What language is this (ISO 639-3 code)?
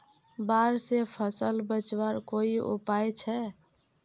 mag